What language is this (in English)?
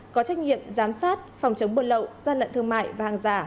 Vietnamese